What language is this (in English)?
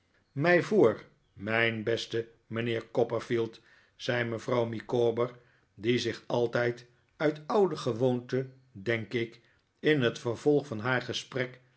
Dutch